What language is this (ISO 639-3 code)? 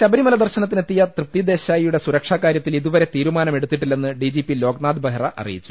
mal